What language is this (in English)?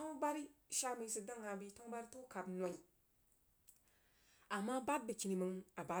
Jiba